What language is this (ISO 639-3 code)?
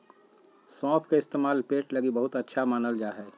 mag